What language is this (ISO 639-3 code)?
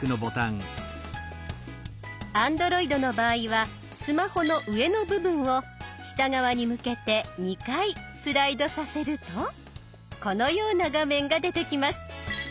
jpn